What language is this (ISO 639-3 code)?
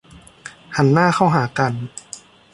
tha